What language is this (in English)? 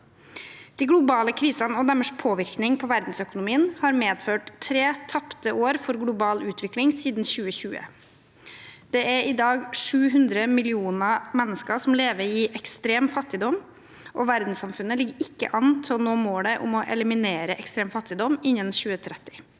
Norwegian